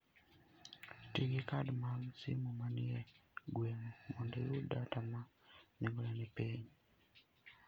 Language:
Luo (Kenya and Tanzania)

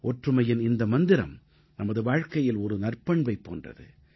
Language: Tamil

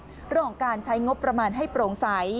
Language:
Thai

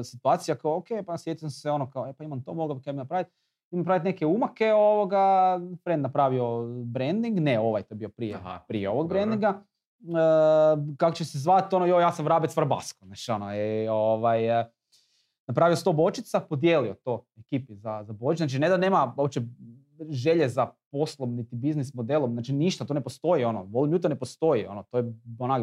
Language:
Croatian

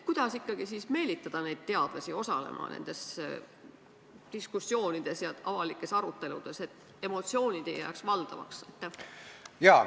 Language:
Estonian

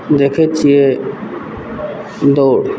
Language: Maithili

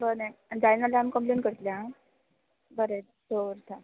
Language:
Konkani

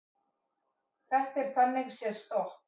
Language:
Icelandic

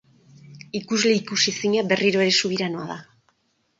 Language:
Basque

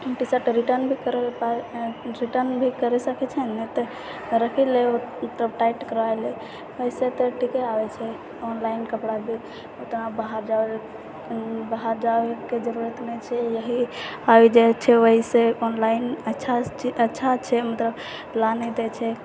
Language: Maithili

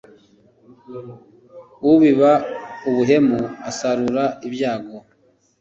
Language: Kinyarwanda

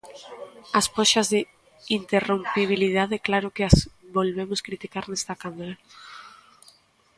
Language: Galician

